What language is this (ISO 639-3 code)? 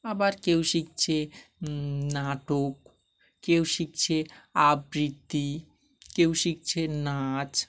ben